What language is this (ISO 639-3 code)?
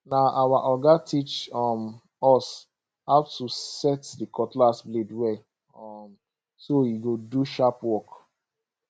pcm